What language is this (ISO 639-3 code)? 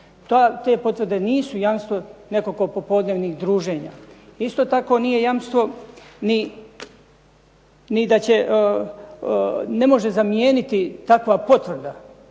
hrv